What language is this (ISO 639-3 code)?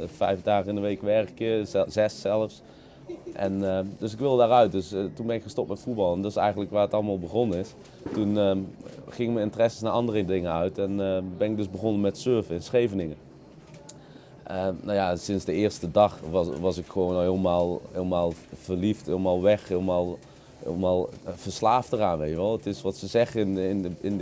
nld